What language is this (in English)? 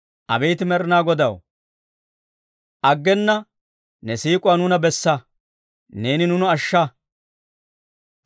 Dawro